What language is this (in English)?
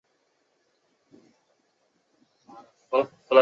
Chinese